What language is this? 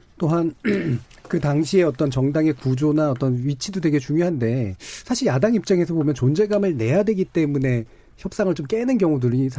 Korean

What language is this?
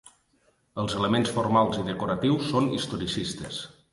Catalan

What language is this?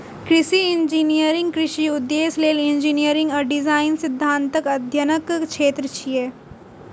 Maithili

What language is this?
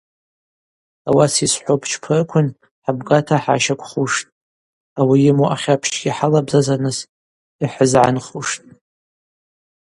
Abaza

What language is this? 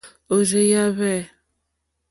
Mokpwe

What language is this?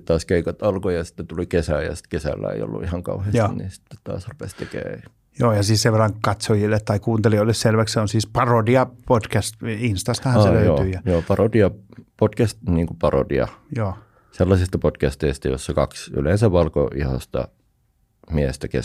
Finnish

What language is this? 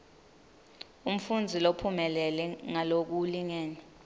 Swati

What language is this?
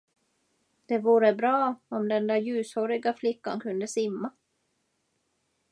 Swedish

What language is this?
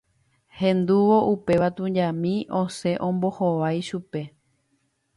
Guarani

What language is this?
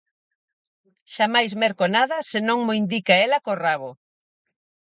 Galician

